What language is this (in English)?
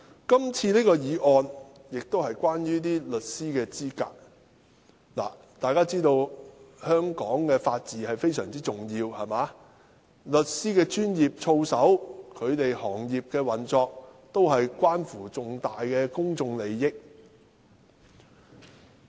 Cantonese